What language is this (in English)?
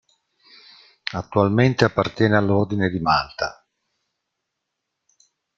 Italian